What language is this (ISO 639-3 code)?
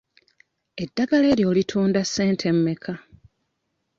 lug